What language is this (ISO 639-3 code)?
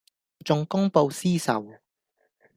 yue